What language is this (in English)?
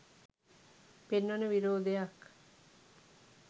Sinhala